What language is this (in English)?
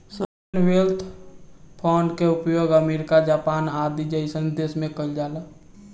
Bhojpuri